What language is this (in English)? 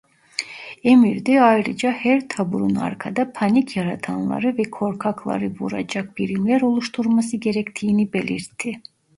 Turkish